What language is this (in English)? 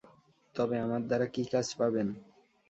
Bangla